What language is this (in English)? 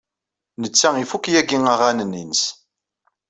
Kabyle